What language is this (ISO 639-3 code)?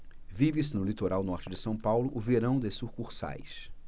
por